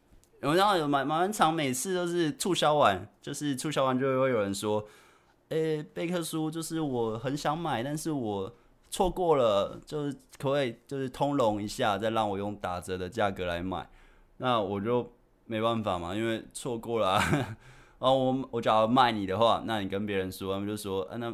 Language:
Chinese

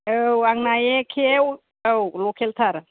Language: Bodo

